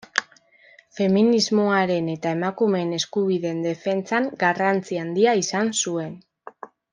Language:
Basque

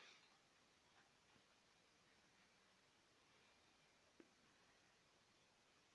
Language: Italian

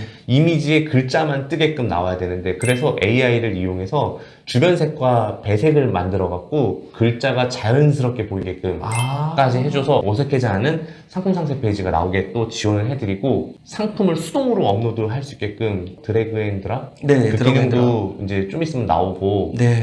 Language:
Korean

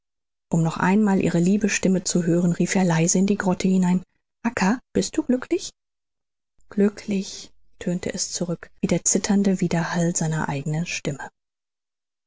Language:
German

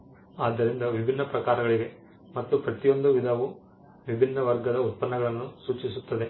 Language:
Kannada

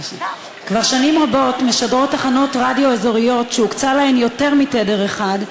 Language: Hebrew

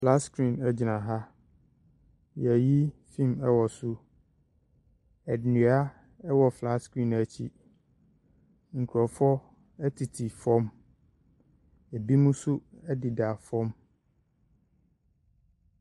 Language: Akan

